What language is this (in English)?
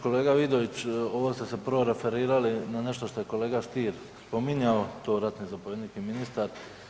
Croatian